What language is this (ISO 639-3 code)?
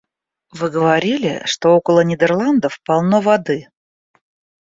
rus